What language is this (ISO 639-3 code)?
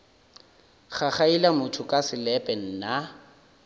nso